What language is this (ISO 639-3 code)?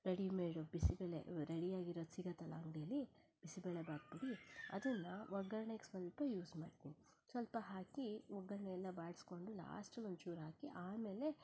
kan